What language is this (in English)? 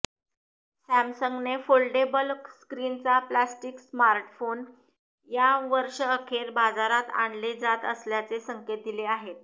Marathi